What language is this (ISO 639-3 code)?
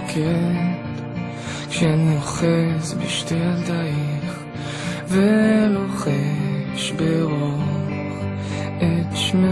heb